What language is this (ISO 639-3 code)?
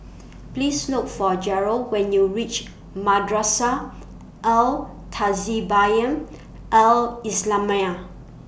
eng